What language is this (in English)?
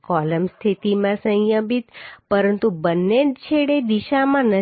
Gujarati